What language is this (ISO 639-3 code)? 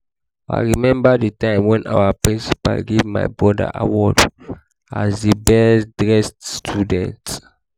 pcm